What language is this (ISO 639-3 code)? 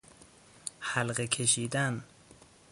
fas